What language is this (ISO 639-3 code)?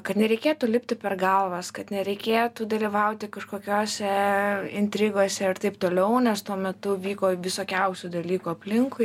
lit